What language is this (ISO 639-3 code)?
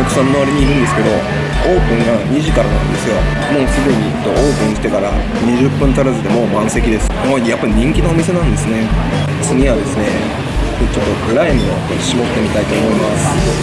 jpn